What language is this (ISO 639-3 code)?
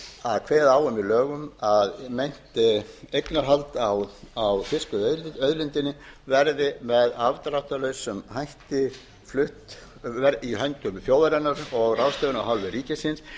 isl